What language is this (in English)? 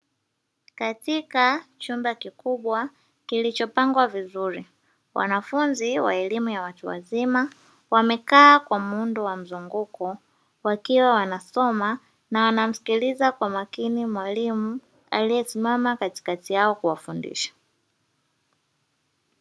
Swahili